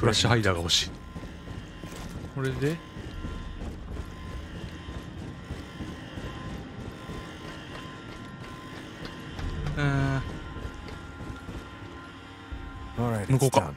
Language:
Japanese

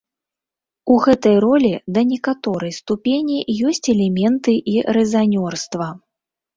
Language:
Belarusian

